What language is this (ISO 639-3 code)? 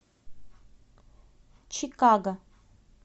rus